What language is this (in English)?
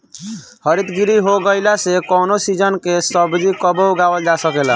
Bhojpuri